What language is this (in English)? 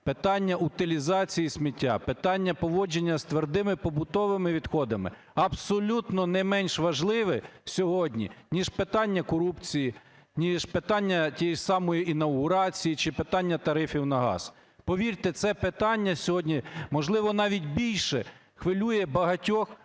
Ukrainian